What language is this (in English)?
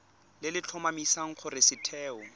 Tswana